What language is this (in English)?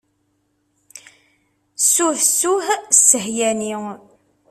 Kabyle